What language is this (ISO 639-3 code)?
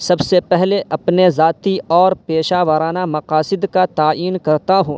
urd